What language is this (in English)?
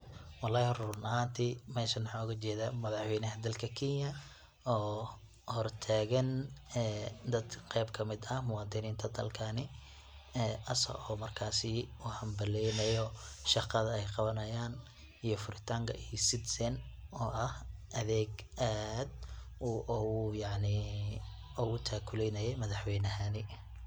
Somali